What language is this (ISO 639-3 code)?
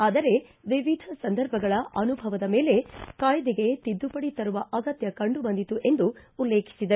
kan